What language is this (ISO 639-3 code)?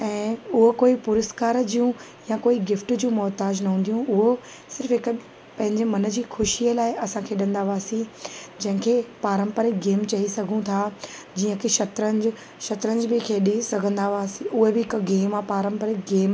snd